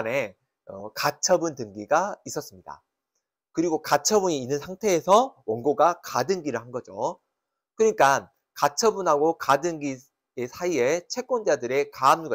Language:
Korean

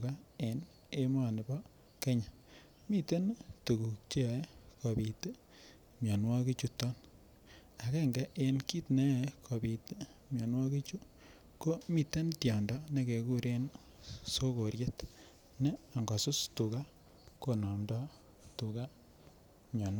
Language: Kalenjin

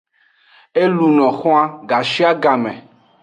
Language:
Aja (Benin)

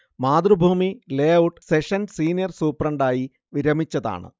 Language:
Malayalam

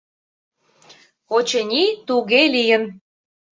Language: Mari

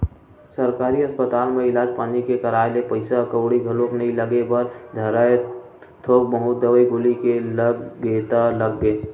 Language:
Chhattisgarhi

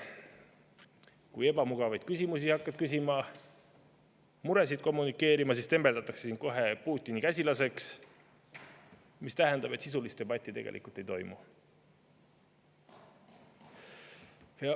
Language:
Estonian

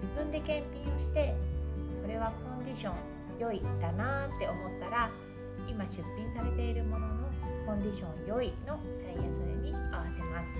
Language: Japanese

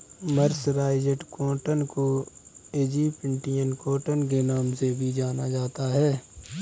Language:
Hindi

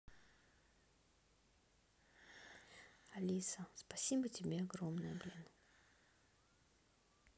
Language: Russian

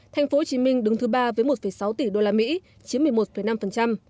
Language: Vietnamese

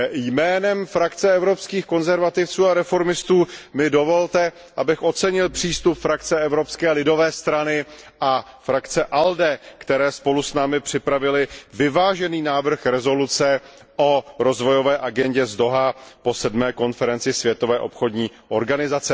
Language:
Czech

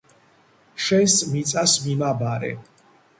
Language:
Georgian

